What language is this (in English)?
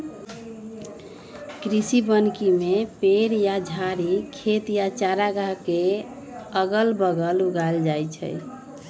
Magahi